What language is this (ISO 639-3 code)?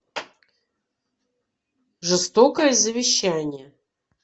rus